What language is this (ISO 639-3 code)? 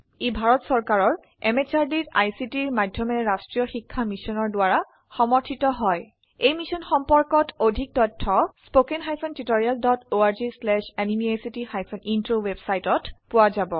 asm